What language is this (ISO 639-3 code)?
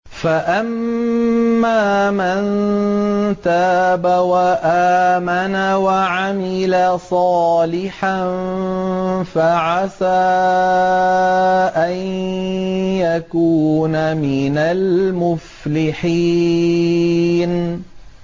ara